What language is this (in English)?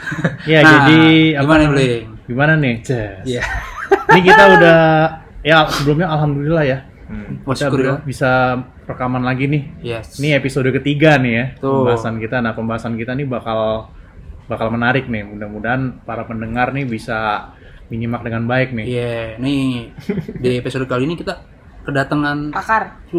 Indonesian